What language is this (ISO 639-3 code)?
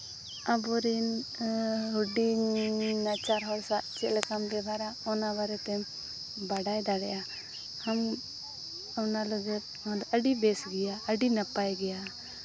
sat